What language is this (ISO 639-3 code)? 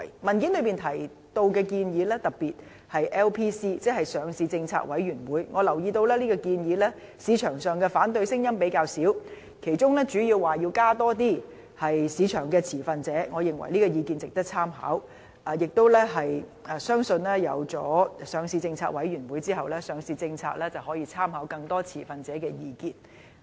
yue